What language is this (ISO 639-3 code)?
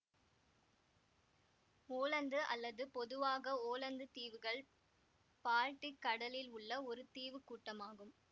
tam